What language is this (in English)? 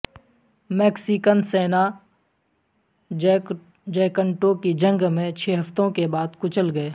Urdu